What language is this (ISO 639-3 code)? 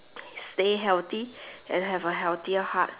eng